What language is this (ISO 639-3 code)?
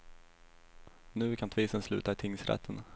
swe